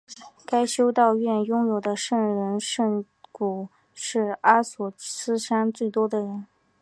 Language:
Chinese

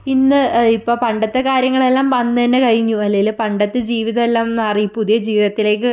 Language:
Malayalam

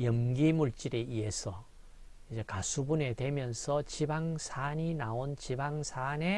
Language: Korean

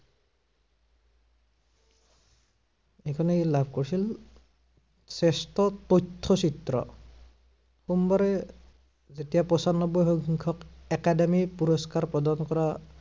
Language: Assamese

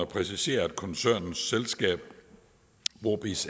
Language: Danish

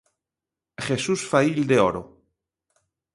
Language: Galician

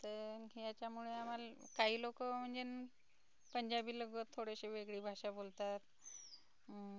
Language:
Marathi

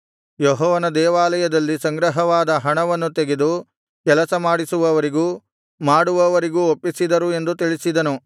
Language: Kannada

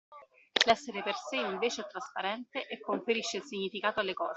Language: Italian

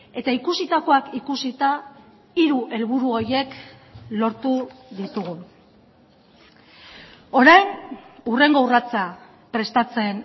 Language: Basque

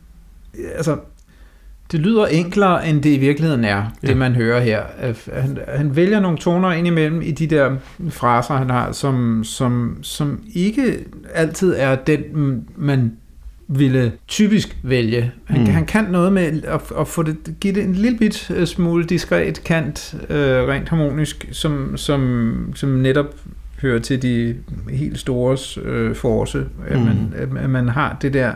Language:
Danish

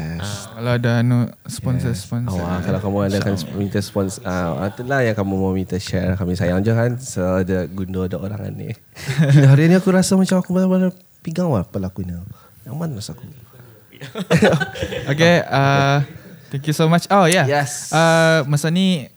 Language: Malay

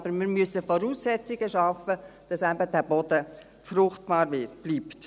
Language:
Swiss German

